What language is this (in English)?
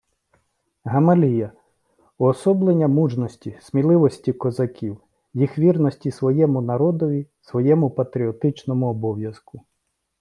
Ukrainian